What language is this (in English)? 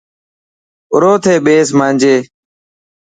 Dhatki